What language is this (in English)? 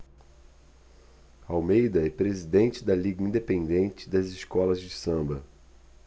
Portuguese